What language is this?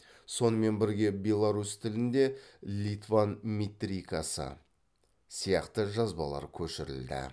Kazakh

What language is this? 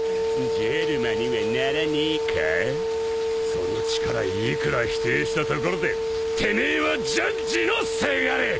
Japanese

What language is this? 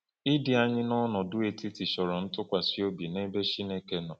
Igbo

